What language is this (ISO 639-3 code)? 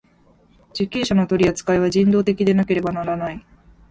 jpn